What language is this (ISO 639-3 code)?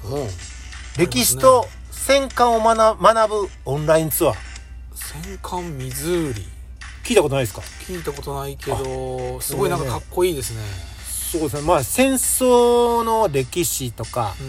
jpn